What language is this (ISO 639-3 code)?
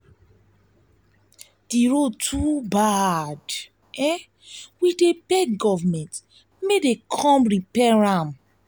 pcm